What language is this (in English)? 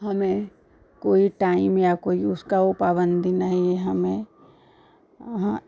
Hindi